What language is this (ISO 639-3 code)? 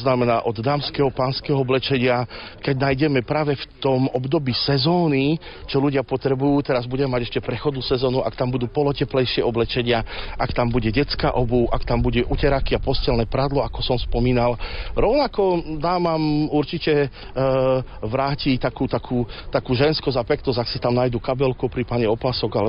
slk